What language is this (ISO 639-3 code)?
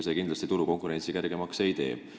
est